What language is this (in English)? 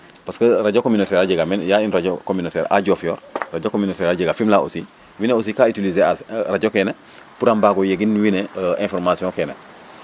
Serer